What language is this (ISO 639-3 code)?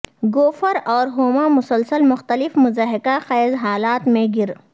urd